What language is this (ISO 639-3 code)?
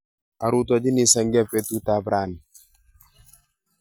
kln